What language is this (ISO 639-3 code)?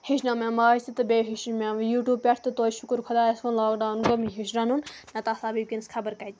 kas